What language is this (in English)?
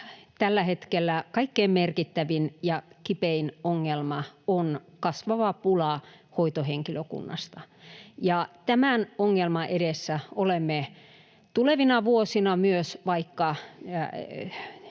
Finnish